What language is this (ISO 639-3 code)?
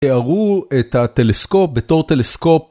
heb